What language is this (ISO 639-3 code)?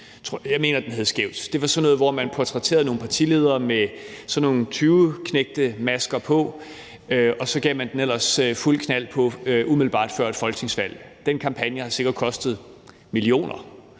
dan